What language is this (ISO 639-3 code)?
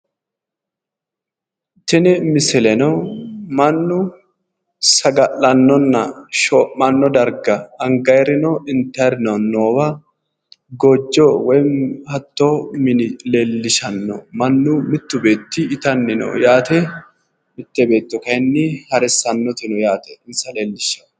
sid